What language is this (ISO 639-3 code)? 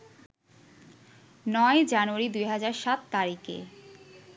ben